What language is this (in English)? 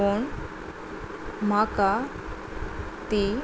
Konkani